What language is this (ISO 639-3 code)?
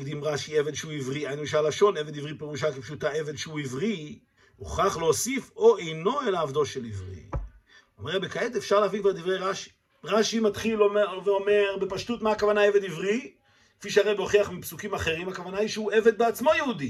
heb